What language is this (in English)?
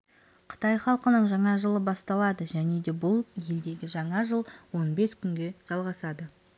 Kazakh